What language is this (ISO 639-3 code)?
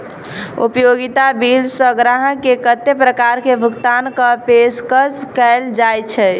mai